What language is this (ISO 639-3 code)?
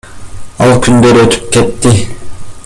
kir